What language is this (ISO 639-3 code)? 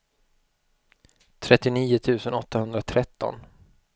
swe